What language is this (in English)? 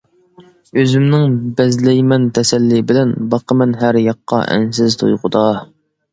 Uyghur